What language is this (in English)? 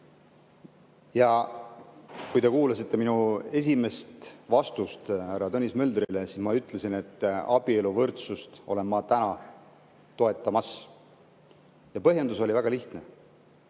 Estonian